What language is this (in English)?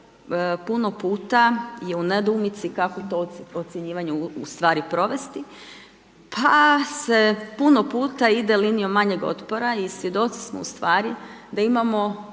Croatian